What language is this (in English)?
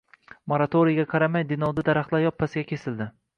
Uzbek